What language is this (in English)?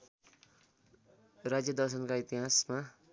Nepali